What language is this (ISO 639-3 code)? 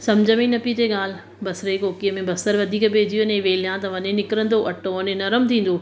snd